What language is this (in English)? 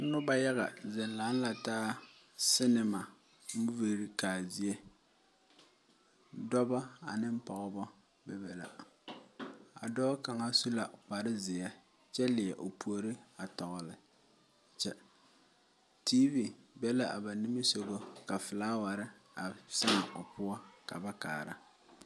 Southern Dagaare